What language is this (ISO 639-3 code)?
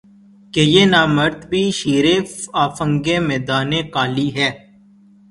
urd